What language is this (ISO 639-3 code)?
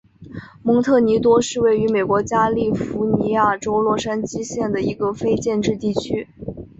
zho